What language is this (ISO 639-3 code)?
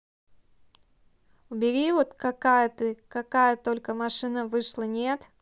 rus